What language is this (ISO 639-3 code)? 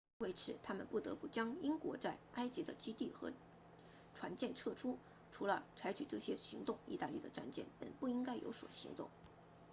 zho